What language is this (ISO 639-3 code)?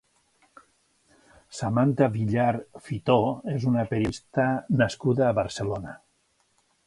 cat